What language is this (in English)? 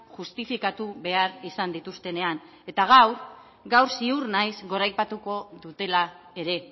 Basque